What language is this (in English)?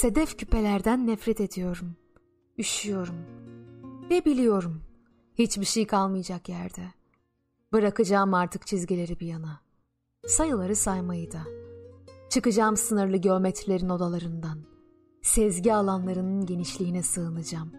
Turkish